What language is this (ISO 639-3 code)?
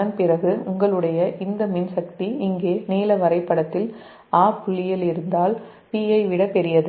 tam